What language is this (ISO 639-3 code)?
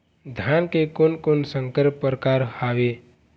hne